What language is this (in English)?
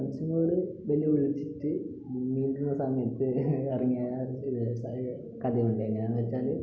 Malayalam